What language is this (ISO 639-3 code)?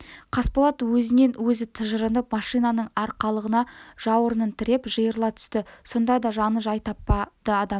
kaz